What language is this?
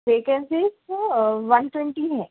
Urdu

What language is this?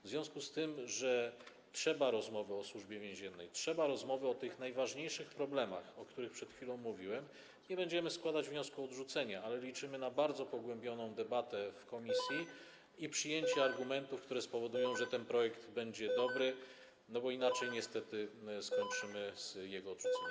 Polish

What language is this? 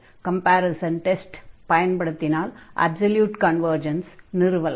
Tamil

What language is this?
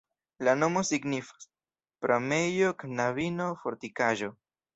Esperanto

